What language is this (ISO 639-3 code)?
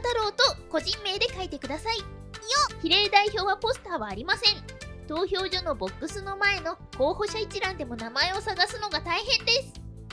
jpn